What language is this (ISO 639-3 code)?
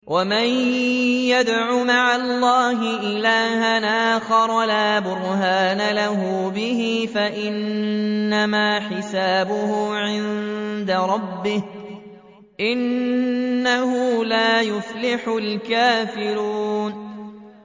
ara